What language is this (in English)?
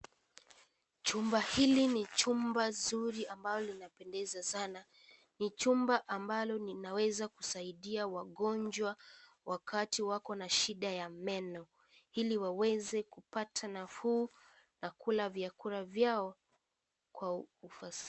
Swahili